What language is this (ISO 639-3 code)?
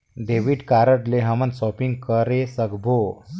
hne